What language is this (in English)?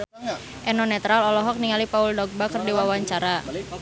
Sundanese